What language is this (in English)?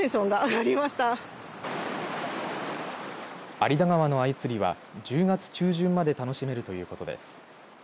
Japanese